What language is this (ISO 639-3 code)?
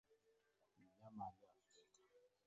swa